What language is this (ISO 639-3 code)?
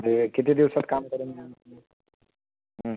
mar